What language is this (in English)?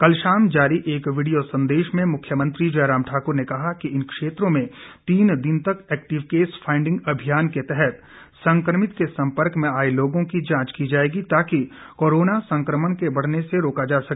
Hindi